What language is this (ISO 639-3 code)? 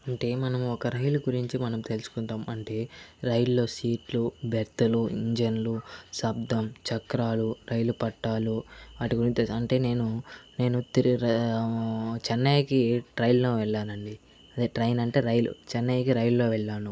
tel